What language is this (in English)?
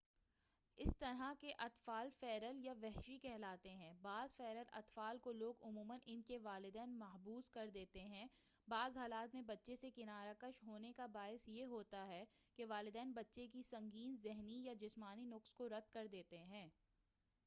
Urdu